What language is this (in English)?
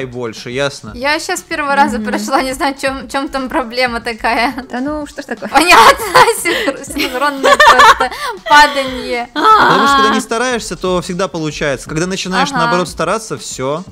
Russian